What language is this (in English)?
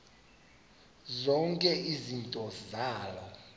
Xhosa